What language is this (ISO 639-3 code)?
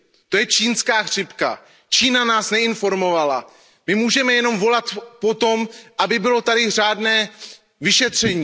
ces